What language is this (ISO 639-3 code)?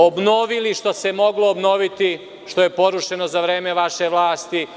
srp